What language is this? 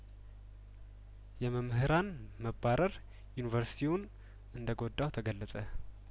Amharic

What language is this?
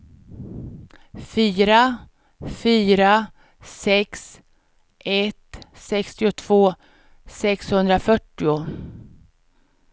Swedish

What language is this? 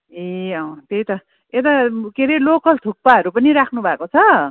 Nepali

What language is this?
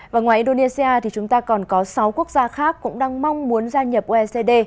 Vietnamese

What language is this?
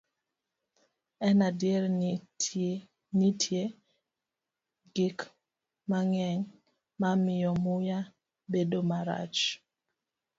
Luo (Kenya and Tanzania)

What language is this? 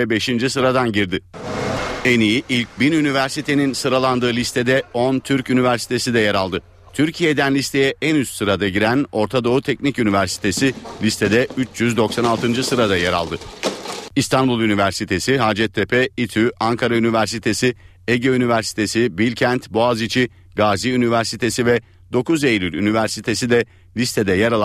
Turkish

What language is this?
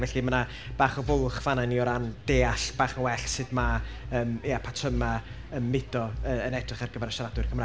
Welsh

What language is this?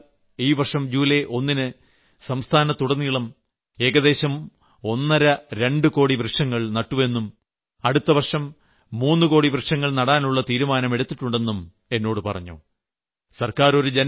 Malayalam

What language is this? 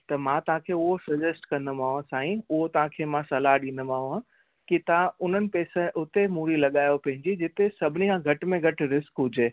Sindhi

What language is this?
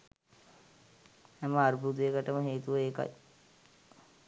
Sinhala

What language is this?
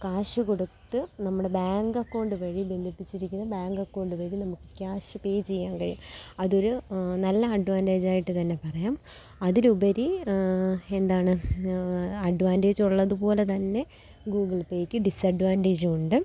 Malayalam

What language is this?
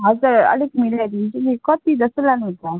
Nepali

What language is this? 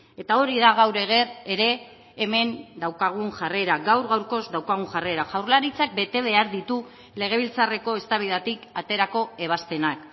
Basque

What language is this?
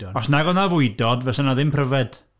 Welsh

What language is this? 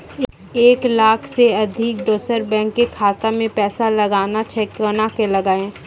Maithili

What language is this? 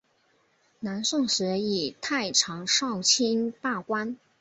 Chinese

